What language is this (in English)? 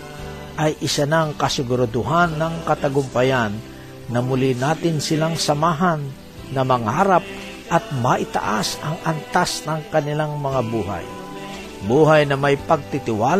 Filipino